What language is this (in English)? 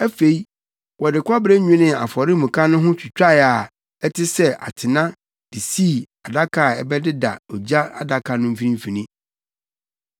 Akan